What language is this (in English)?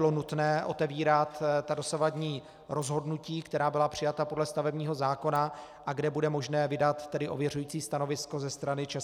Czech